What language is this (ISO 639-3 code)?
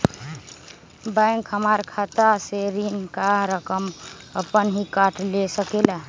mag